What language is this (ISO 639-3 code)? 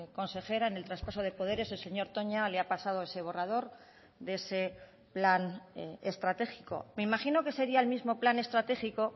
spa